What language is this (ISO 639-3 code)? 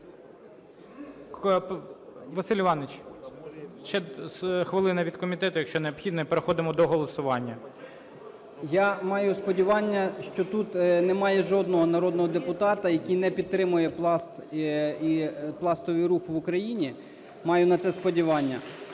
ukr